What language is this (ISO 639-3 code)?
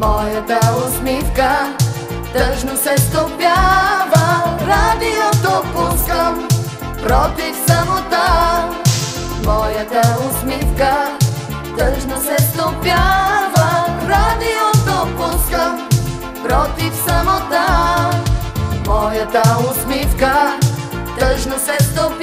ukr